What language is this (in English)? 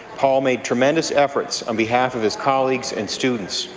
English